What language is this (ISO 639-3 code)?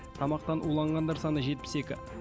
kaz